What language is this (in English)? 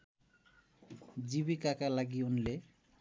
Nepali